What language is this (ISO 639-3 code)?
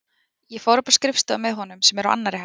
isl